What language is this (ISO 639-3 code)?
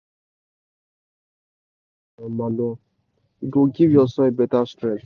pcm